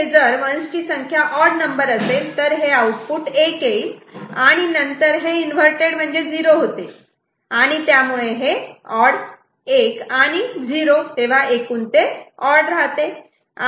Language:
Marathi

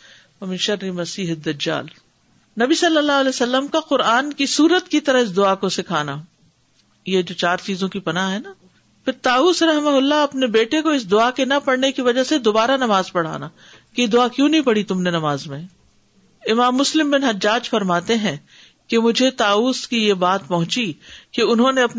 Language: Urdu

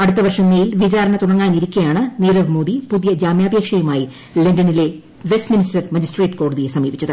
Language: Malayalam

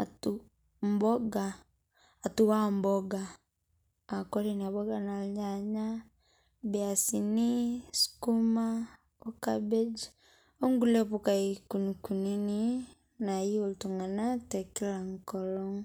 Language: Masai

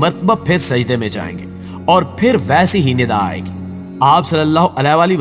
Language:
Hindi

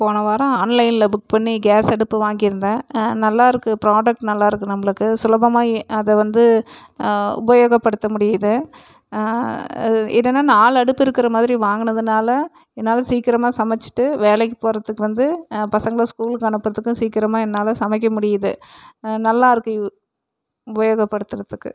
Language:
Tamil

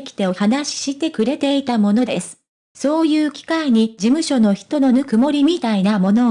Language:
Japanese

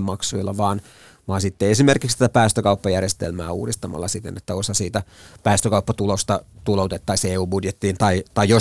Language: Finnish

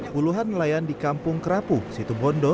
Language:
Indonesian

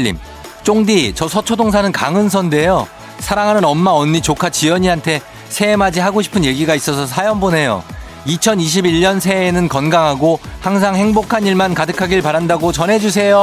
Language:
Korean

